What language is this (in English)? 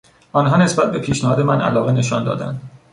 Persian